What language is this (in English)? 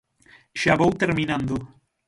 Galician